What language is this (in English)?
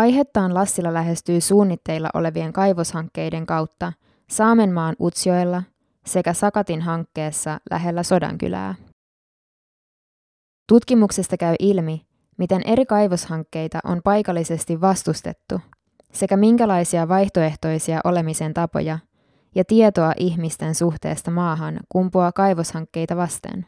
Finnish